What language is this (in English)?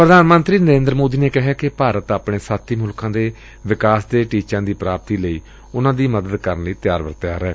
Punjabi